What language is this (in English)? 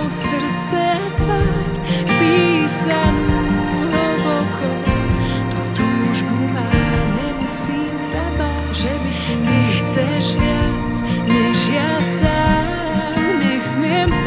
Slovak